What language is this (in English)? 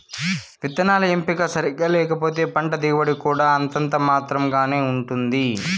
Telugu